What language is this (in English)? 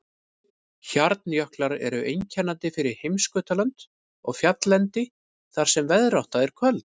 Icelandic